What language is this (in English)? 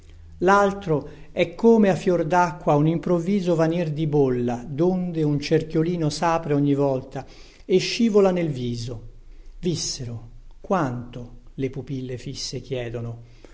Italian